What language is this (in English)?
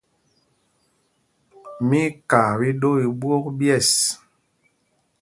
Mpumpong